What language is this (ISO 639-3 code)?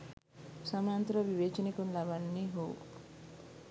sin